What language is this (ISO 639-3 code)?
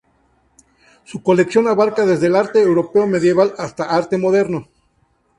spa